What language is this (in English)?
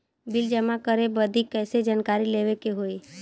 Bhojpuri